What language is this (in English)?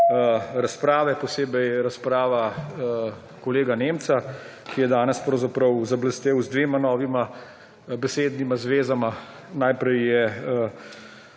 Slovenian